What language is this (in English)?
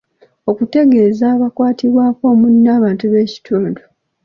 Ganda